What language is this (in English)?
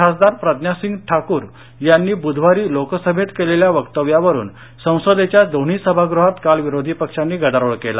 Marathi